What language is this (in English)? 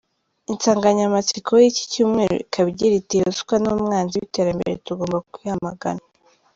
Kinyarwanda